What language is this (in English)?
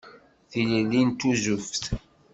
Kabyle